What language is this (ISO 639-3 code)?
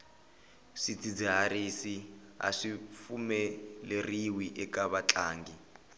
tso